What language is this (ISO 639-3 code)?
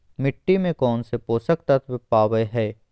mag